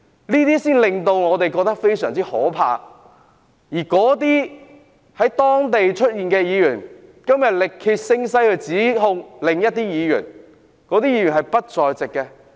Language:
Cantonese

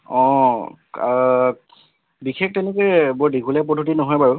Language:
Assamese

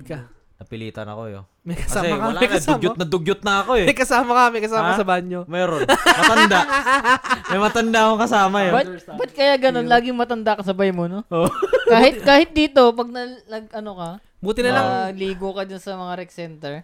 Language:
Filipino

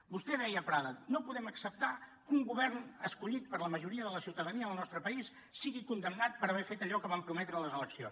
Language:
Catalan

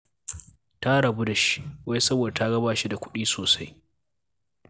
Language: Hausa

